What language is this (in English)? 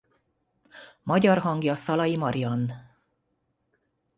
Hungarian